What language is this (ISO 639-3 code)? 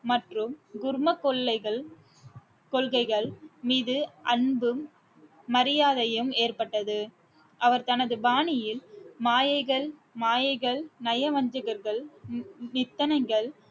tam